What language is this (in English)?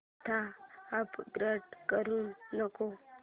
Marathi